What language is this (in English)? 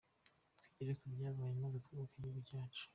Kinyarwanda